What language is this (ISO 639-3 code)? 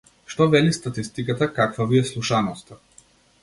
mkd